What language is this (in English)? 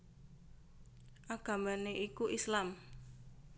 Javanese